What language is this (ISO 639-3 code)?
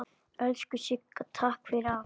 isl